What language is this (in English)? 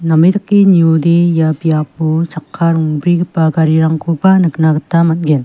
Garo